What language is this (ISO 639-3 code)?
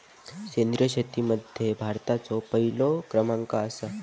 mar